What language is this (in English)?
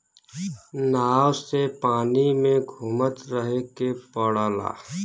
Bhojpuri